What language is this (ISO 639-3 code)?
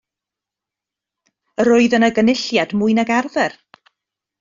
cym